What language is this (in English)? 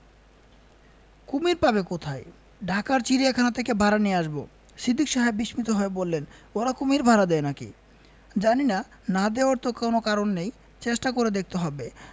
Bangla